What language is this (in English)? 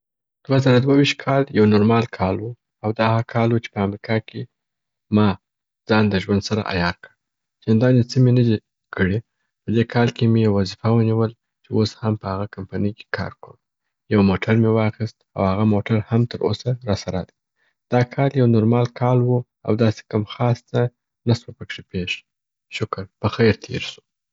Southern Pashto